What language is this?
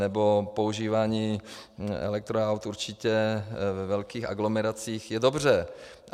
Czech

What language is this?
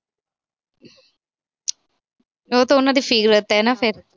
Punjabi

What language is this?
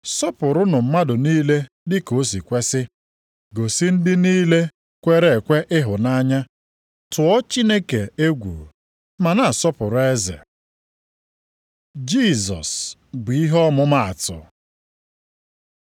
Igbo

